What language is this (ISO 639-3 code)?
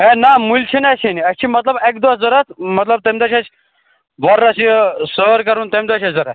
kas